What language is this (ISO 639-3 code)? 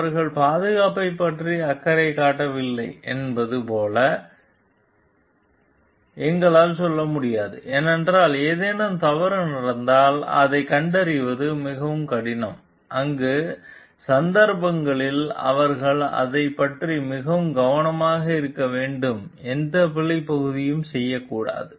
tam